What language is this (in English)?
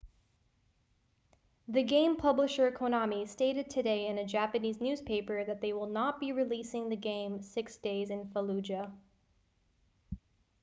English